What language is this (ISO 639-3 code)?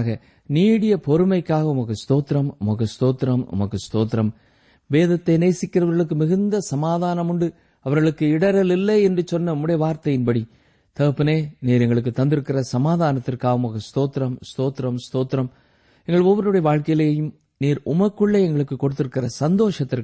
tam